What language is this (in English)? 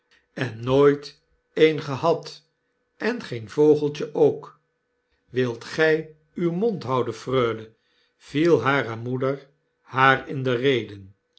Dutch